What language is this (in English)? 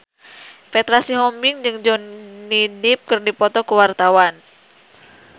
Sundanese